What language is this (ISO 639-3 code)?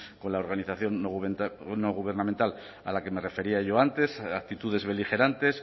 spa